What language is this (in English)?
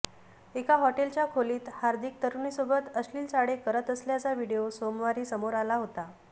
Marathi